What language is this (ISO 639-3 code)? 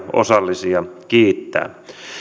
fin